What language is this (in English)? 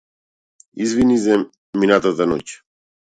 Macedonian